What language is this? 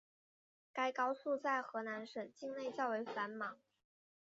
Chinese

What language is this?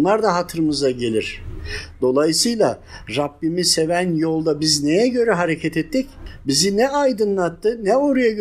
Turkish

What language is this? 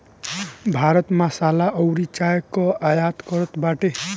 Bhojpuri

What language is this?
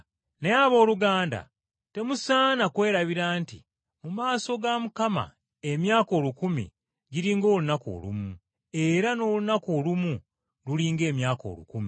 Ganda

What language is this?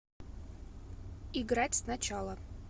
Russian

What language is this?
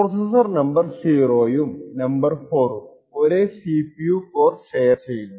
Malayalam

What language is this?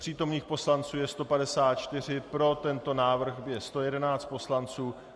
Czech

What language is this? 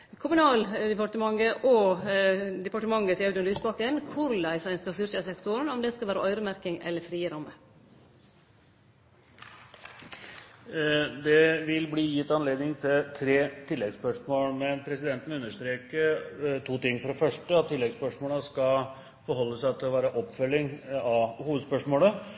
Norwegian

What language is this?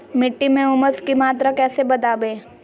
Magahi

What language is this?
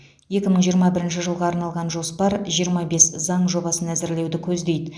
Kazakh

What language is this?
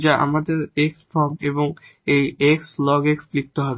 Bangla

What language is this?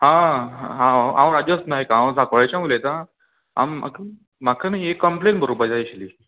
Konkani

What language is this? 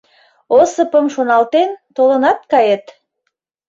Mari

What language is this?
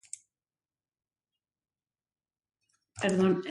Huarijio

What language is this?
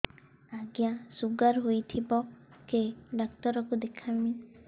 Odia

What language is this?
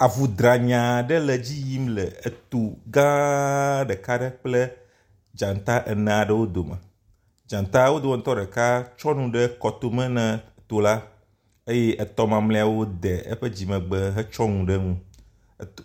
Ewe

